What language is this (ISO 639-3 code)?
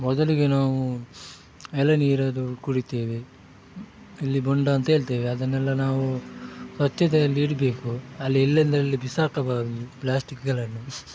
kan